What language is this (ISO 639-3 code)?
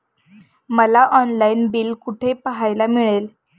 mar